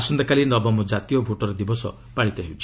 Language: Odia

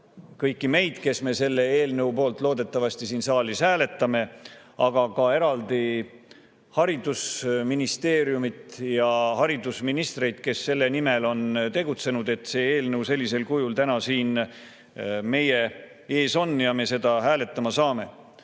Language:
Estonian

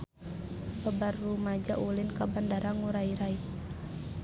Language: Sundanese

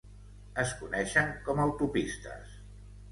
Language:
Catalan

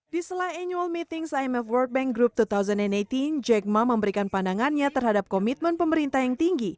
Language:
Indonesian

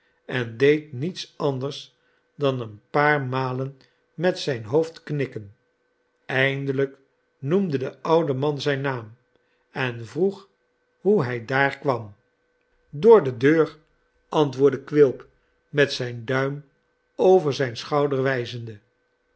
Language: Dutch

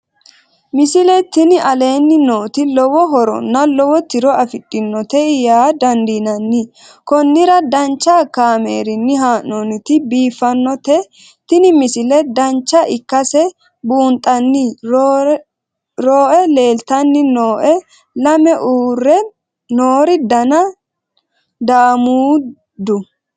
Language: Sidamo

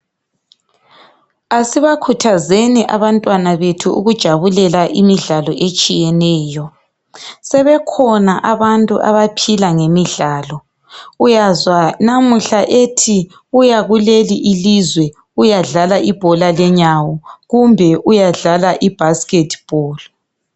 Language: North Ndebele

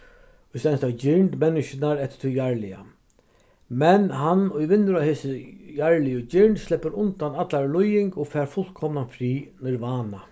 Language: Faroese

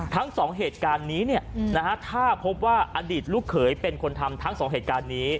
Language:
Thai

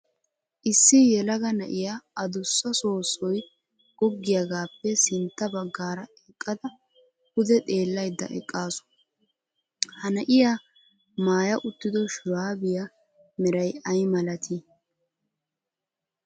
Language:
Wolaytta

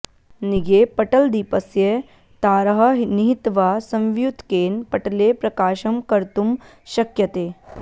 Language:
Sanskrit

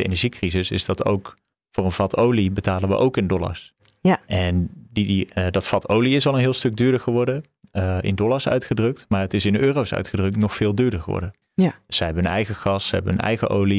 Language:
Dutch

